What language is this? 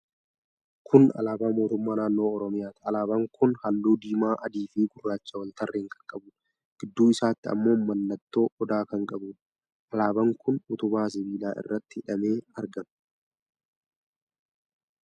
Oromo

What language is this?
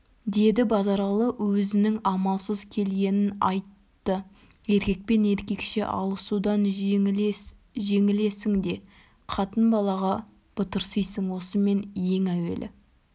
Kazakh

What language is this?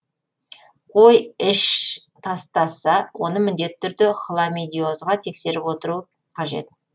Kazakh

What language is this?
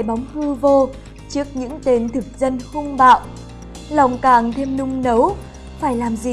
Vietnamese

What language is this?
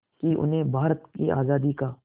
Hindi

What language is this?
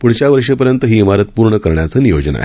Marathi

